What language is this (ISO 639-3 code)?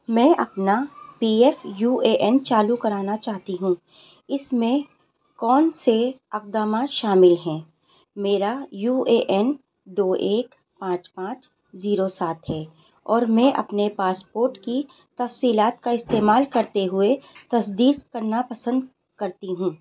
urd